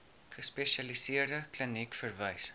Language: Afrikaans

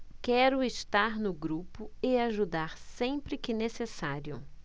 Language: Portuguese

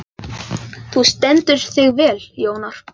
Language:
Icelandic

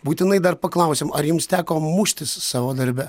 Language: Lithuanian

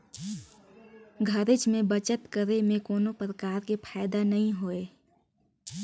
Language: Chhattisgarhi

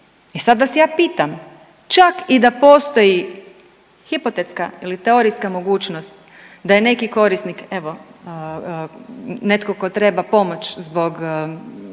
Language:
Croatian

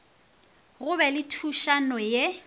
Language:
Northern Sotho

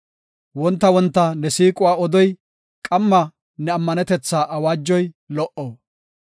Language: Gofa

